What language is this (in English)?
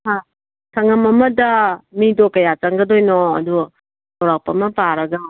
Manipuri